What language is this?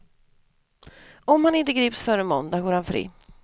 Swedish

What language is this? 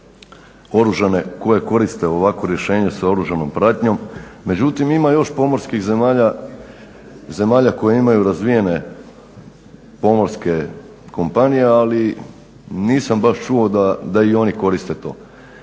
Croatian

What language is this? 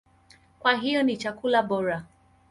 Swahili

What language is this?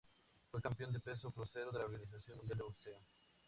Spanish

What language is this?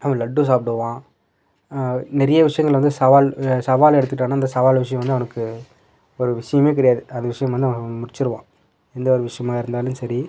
Tamil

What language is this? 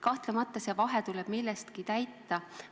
Estonian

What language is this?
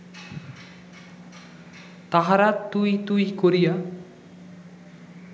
Bangla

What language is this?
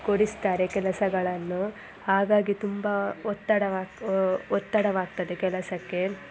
Kannada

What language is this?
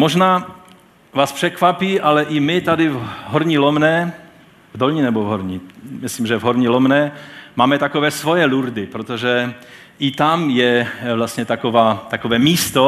Czech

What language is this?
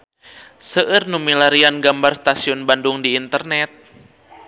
Sundanese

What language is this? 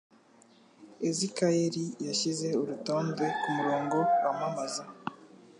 Kinyarwanda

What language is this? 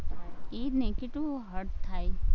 Gujarati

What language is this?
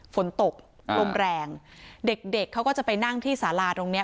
Thai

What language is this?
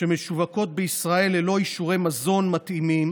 Hebrew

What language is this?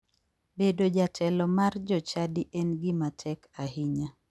Luo (Kenya and Tanzania)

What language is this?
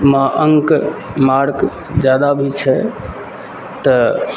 Maithili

